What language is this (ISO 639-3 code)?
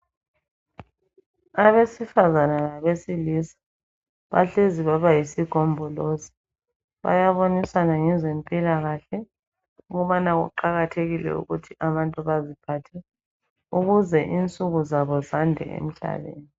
nde